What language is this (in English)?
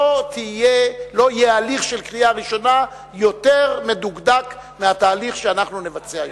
Hebrew